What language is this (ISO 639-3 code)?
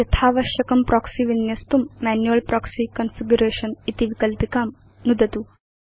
san